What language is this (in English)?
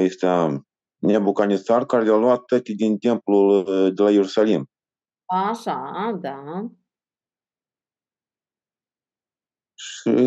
Romanian